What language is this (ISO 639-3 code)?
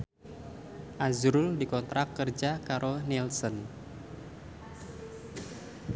jav